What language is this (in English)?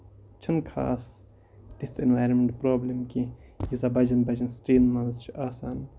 Kashmiri